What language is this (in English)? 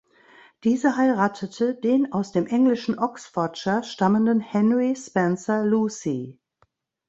German